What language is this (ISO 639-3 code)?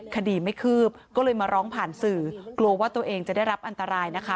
tha